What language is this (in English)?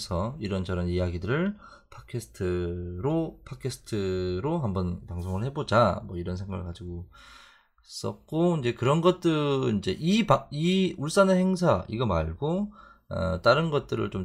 Korean